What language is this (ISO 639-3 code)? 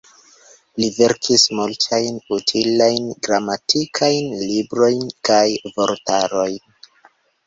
epo